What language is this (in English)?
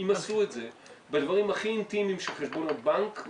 Hebrew